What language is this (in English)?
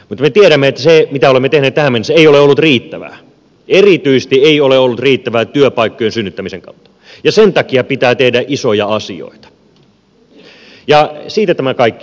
Finnish